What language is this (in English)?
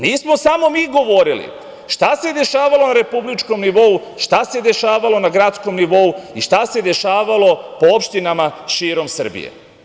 Serbian